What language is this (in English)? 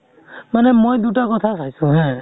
Assamese